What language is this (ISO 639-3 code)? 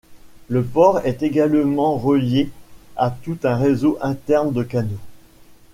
fra